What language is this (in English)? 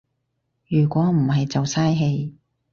Cantonese